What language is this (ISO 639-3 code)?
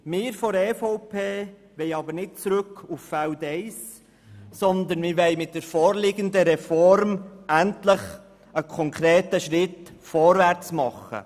gsw